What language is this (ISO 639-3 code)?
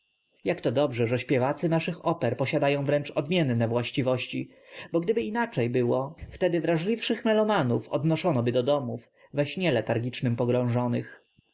pol